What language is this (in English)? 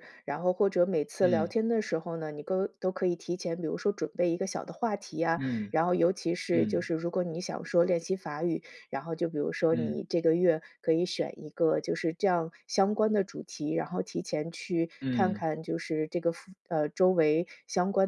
Chinese